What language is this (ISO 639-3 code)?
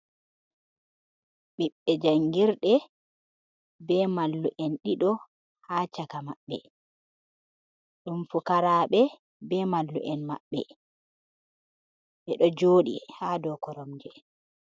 ful